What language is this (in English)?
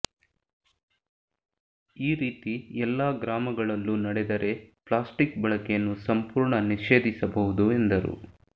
Kannada